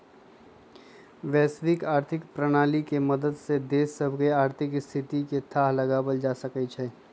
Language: Magahi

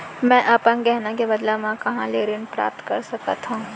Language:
Chhattisgarhi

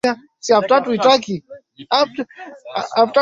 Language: Swahili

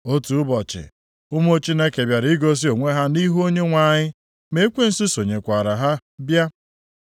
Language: Igbo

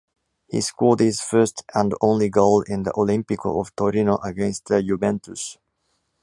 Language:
English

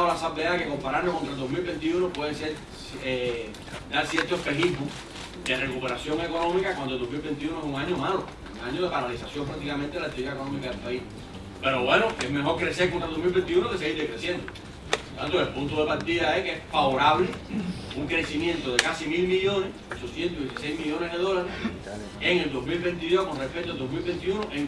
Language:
Spanish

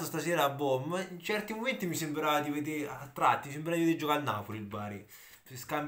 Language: Italian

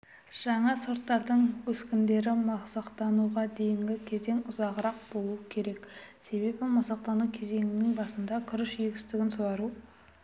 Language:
Kazakh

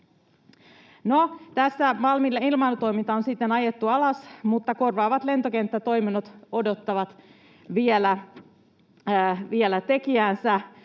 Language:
Finnish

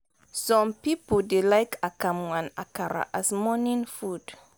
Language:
Nigerian Pidgin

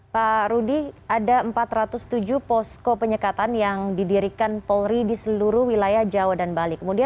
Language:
Indonesian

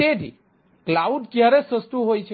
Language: Gujarati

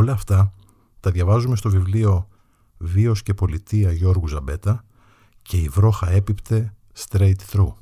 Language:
Greek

